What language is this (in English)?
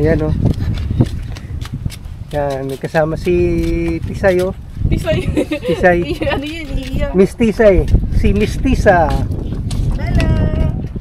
Filipino